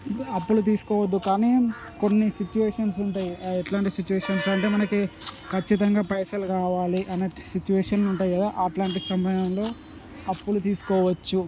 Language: Telugu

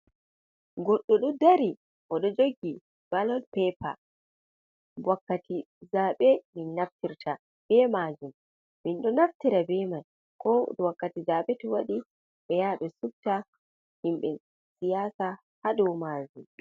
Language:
Fula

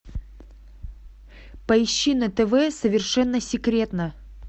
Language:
Russian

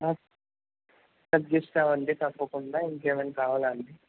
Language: Telugu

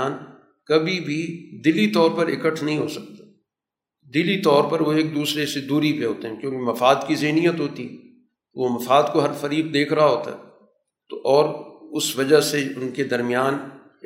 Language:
Urdu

